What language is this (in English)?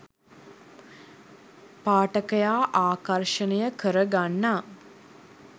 Sinhala